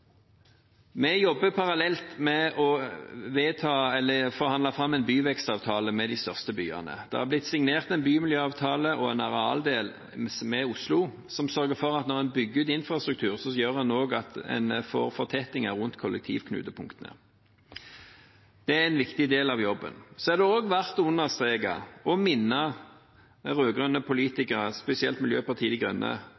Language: Norwegian Bokmål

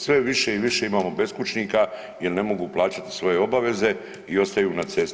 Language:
Croatian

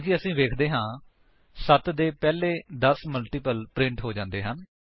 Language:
Punjabi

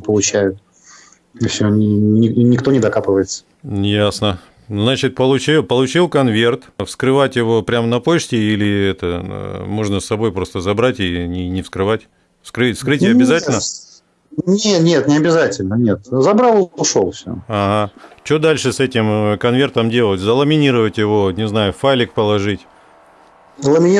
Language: Russian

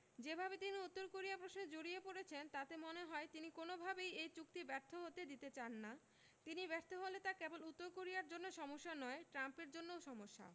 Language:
Bangla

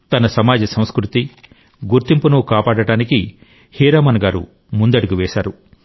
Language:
Telugu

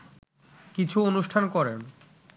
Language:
Bangla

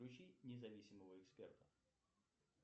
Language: Russian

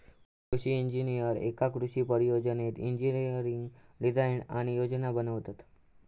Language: Marathi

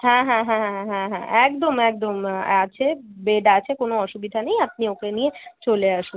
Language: Bangla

